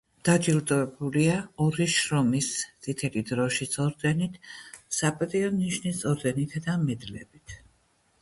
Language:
Georgian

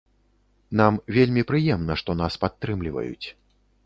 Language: Belarusian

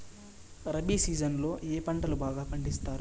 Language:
Telugu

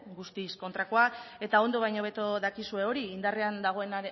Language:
Basque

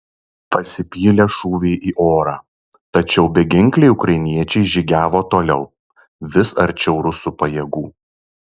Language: Lithuanian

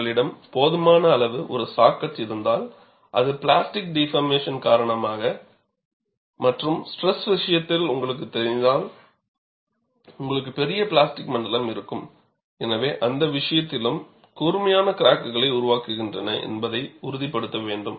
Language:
Tamil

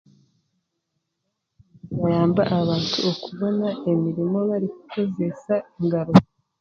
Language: Chiga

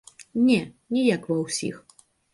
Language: Belarusian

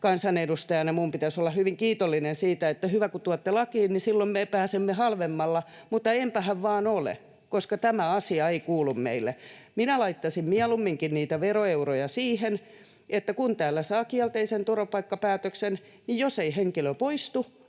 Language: Finnish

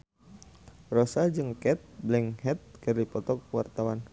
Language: Sundanese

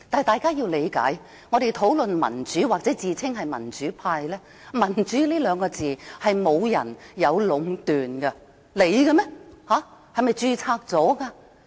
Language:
Cantonese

